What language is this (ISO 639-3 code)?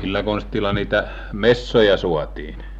fin